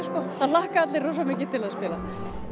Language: Icelandic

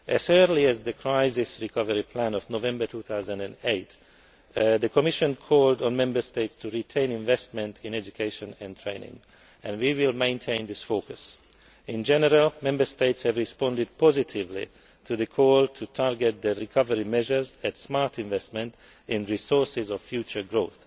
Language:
English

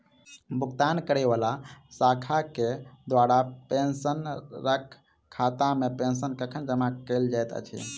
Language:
Maithili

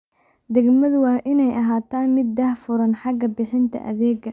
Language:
Somali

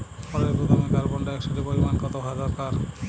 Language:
Bangla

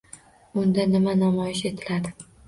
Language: Uzbek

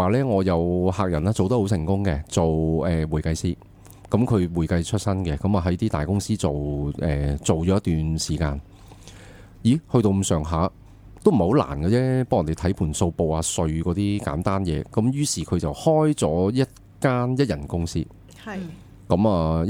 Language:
Chinese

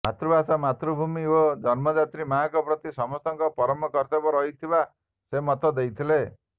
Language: Odia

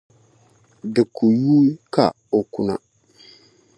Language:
Dagbani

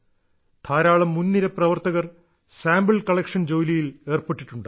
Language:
Malayalam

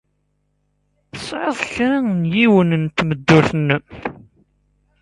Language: Kabyle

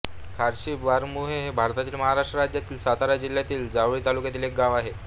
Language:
Marathi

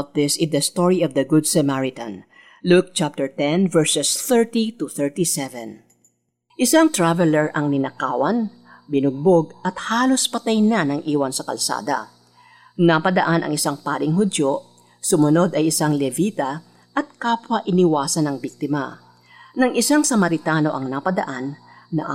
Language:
Filipino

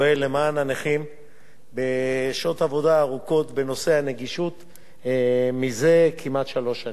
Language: Hebrew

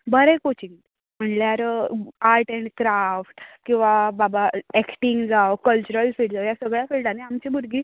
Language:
Konkani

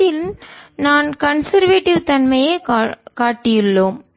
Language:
Tamil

